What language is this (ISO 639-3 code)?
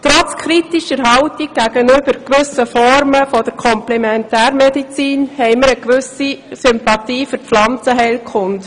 gsw